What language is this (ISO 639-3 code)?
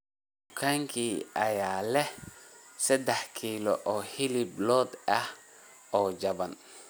som